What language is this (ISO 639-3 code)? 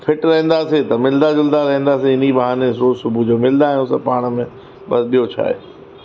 snd